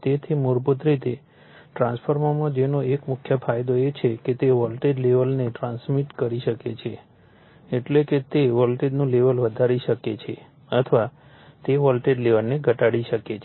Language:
Gujarati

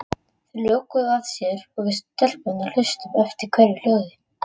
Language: Icelandic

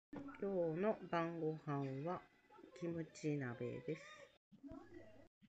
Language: Japanese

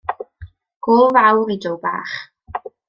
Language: Welsh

